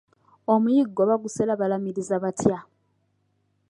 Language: Ganda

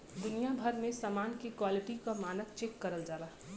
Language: Bhojpuri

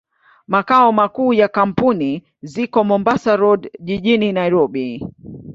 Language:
Swahili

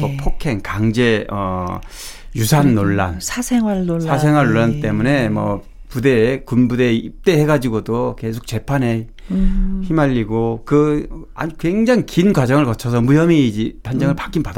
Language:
Korean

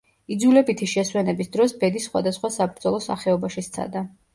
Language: Georgian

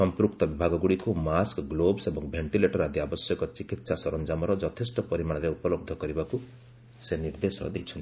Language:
Odia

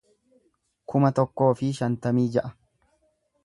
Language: Oromo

